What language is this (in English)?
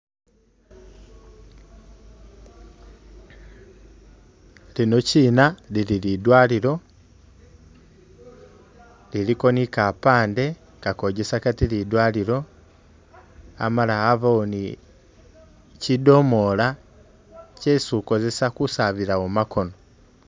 Masaaba